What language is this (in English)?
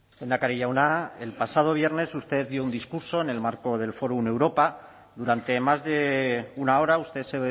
Spanish